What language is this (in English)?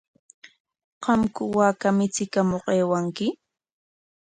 Corongo Ancash Quechua